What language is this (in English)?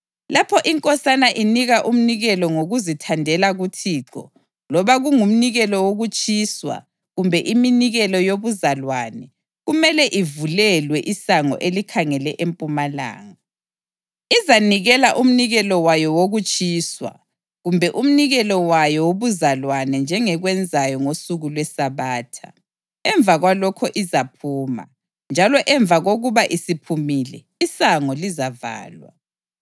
North Ndebele